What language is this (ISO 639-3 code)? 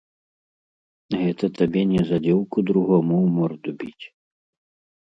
bel